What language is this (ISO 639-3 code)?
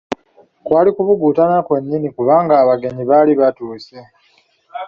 lug